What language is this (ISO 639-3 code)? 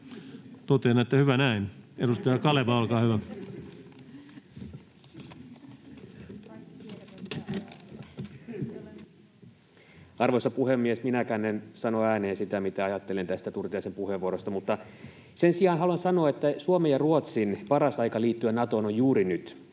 fin